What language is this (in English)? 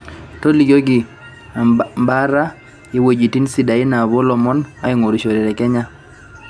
Masai